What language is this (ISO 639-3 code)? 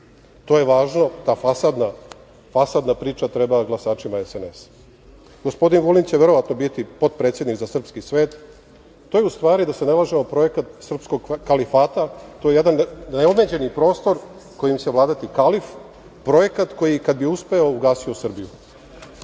srp